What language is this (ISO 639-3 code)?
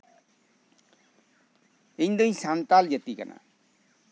sat